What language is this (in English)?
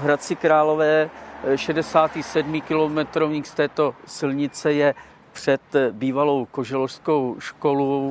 Czech